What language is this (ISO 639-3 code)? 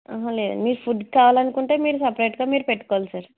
tel